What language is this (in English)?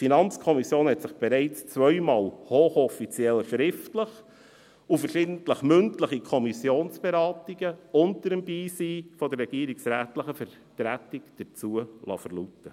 Swiss German